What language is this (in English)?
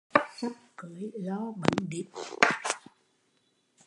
Vietnamese